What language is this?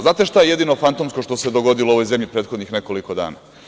Serbian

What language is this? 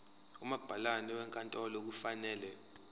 Zulu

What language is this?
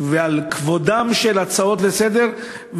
Hebrew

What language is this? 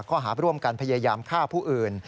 Thai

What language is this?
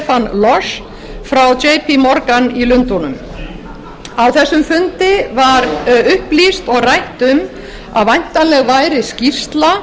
Icelandic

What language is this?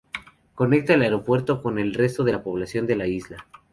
Spanish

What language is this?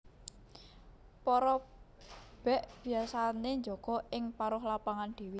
Javanese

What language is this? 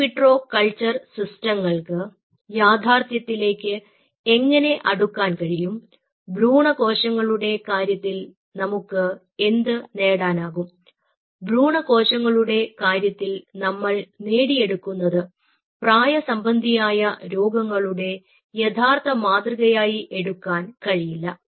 Malayalam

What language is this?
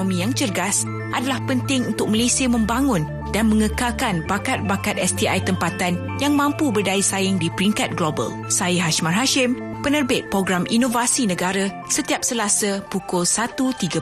Malay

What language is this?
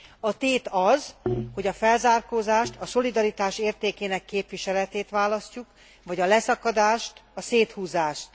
Hungarian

